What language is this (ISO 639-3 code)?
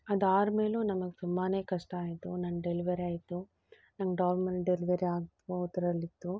kan